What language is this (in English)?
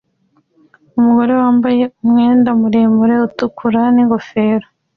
Kinyarwanda